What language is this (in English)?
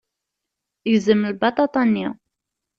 Kabyle